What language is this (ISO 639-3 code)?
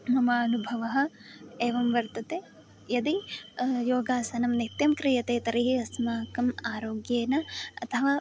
san